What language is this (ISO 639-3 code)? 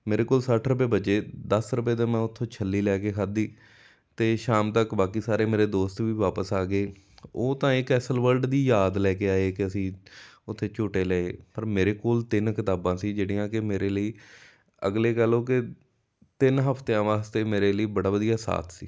pan